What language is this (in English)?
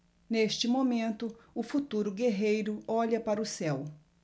Portuguese